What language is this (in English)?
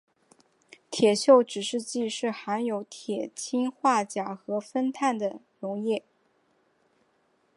Chinese